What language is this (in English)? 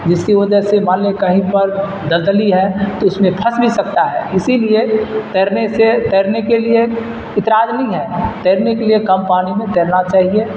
Urdu